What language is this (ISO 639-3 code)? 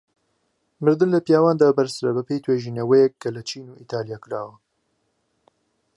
ckb